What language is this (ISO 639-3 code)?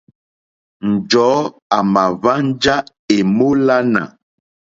bri